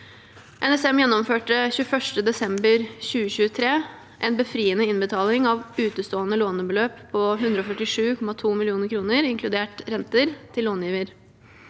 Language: Norwegian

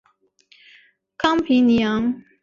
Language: Chinese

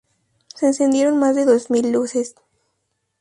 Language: Spanish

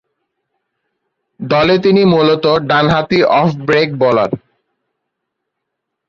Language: Bangla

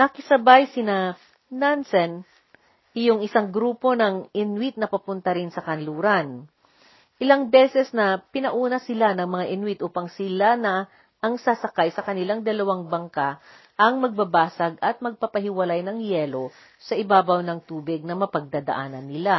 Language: Filipino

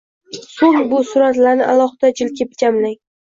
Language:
Uzbek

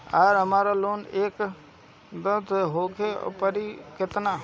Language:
Bhojpuri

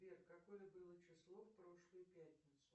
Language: Russian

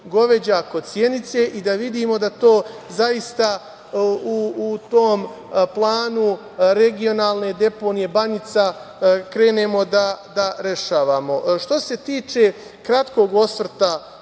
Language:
Serbian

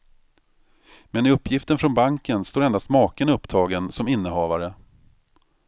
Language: Swedish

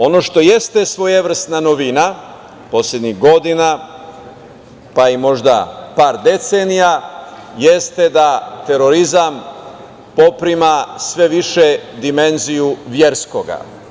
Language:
Serbian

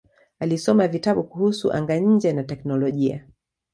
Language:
Swahili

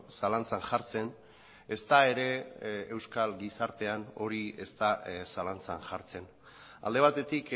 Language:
Basque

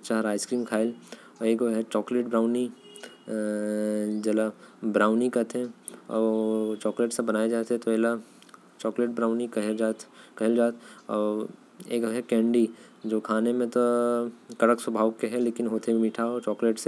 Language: Korwa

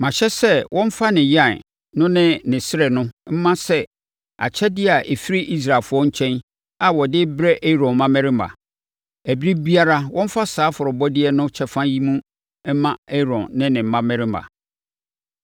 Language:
Akan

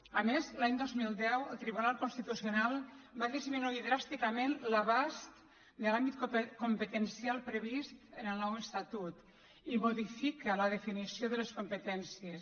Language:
Catalan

